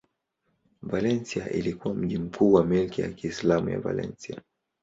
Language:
Swahili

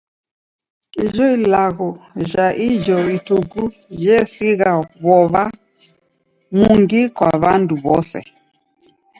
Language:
Taita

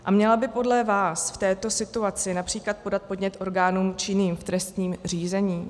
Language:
Czech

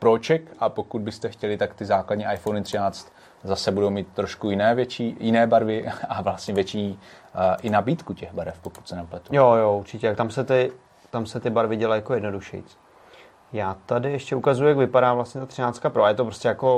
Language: Czech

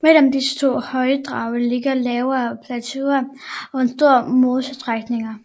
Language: Danish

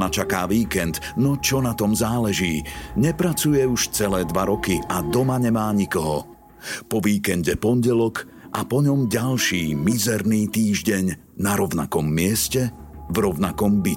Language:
Slovak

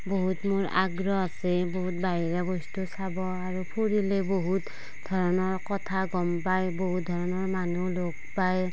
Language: Assamese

